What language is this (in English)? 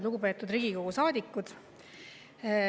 Estonian